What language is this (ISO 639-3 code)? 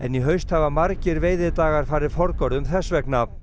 isl